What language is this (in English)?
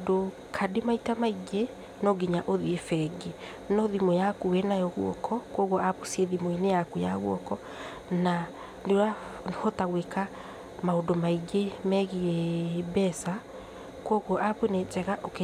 Kikuyu